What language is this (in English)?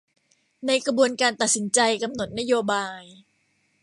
Thai